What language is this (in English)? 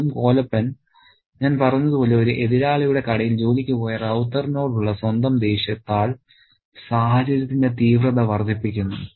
Malayalam